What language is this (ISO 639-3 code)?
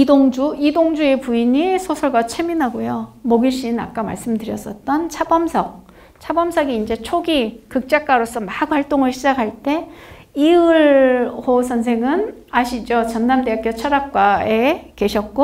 kor